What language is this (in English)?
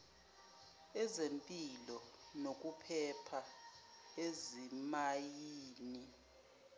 Zulu